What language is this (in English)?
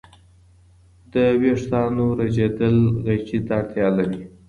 Pashto